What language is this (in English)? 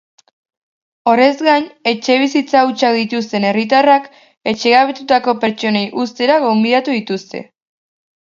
Basque